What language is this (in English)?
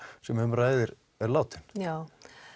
Icelandic